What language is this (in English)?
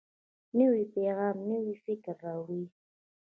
Pashto